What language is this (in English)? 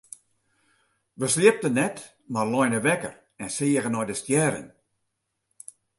Western Frisian